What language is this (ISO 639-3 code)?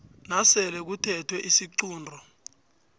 nbl